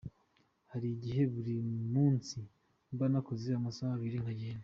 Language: Kinyarwanda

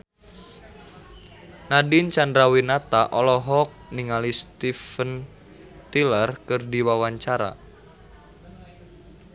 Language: Sundanese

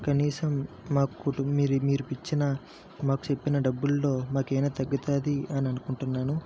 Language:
Telugu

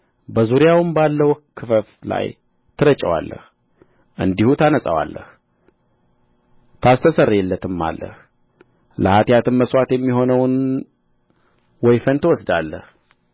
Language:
Amharic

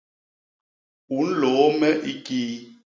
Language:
Basaa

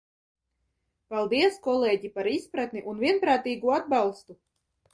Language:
Latvian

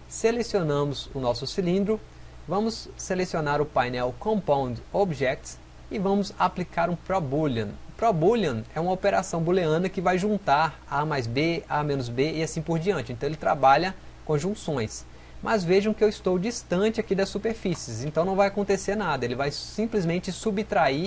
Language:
Portuguese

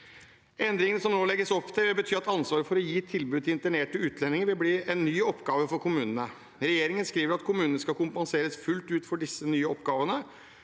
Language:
Norwegian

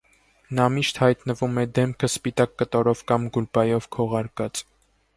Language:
Armenian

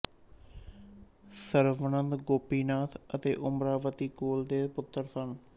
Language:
Punjabi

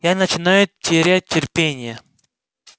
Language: Russian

